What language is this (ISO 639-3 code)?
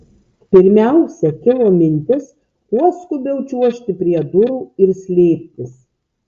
lit